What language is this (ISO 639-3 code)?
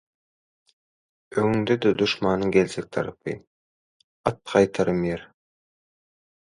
tuk